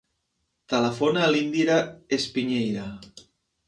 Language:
Catalan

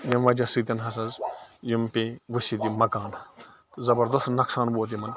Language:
Kashmiri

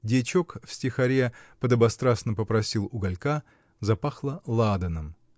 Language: Russian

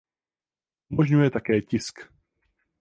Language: Czech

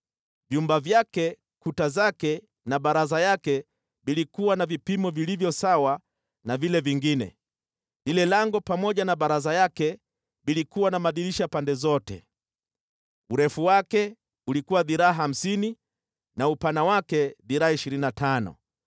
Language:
Swahili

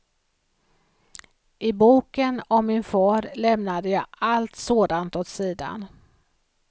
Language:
Swedish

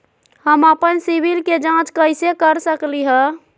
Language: Magahi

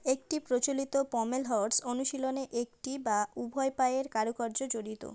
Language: Bangla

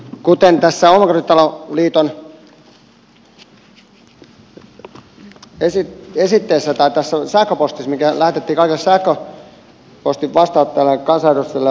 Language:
Finnish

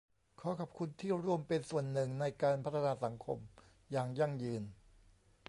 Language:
Thai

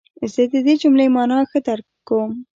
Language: Pashto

